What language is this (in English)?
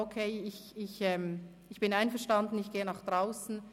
Swiss German